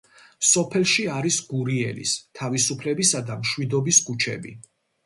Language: Georgian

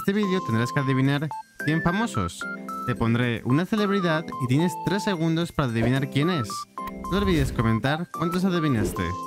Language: Spanish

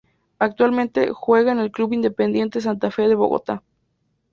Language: Spanish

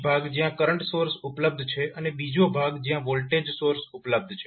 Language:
Gujarati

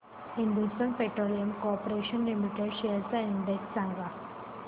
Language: Marathi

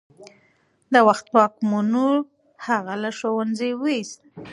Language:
Pashto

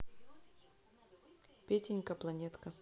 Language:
Russian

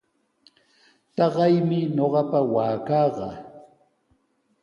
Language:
Sihuas Ancash Quechua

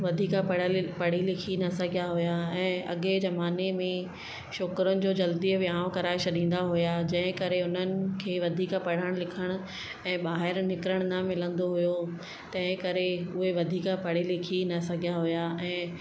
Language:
Sindhi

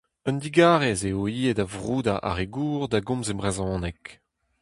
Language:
Breton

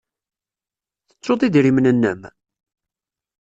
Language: Kabyle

